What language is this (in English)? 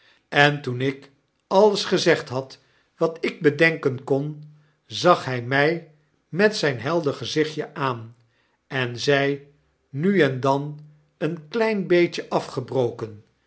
Dutch